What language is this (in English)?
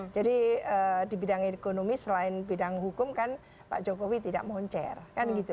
Indonesian